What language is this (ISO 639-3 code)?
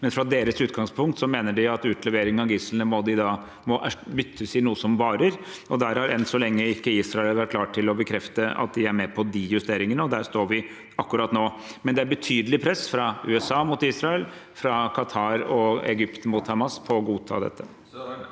nor